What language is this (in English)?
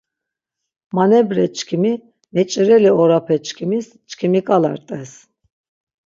Laz